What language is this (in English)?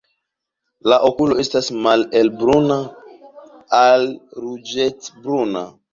Esperanto